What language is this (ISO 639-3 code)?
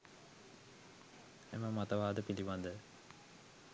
sin